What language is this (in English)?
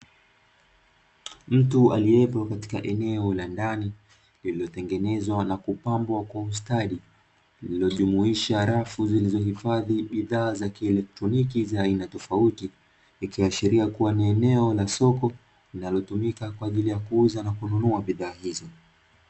Swahili